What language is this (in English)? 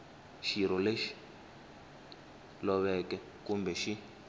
Tsonga